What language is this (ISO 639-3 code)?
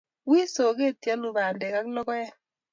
kln